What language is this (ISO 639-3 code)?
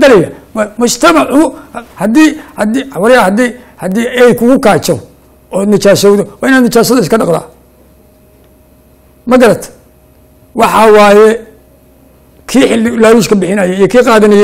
ara